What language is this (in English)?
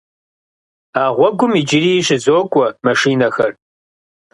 Kabardian